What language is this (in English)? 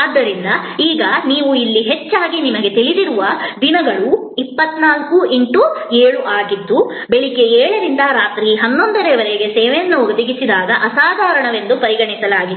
Kannada